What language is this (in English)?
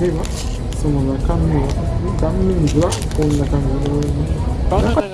Japanese